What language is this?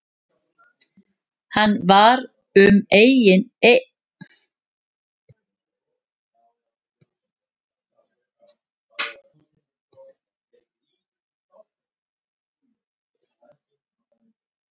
Icelandic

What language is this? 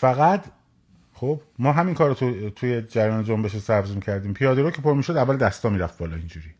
Persian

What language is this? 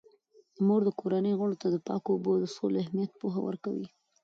Pashto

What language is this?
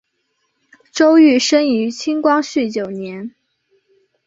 Chinese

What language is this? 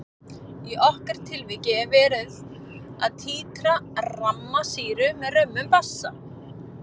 Icelandic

